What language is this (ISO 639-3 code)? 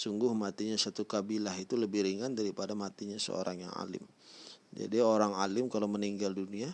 ind